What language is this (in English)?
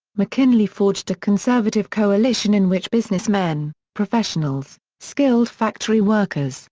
English